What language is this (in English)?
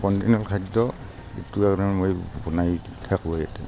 Assamese